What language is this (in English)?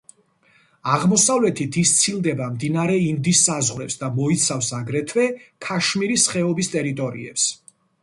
Georgian